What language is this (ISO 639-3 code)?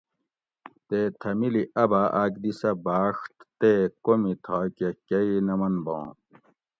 gwc